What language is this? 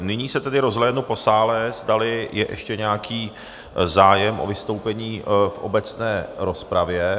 Czech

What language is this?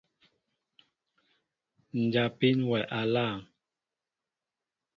Mbo (Cameroon)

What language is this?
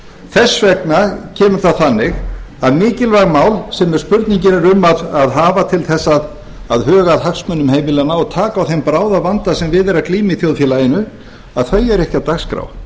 Icelandic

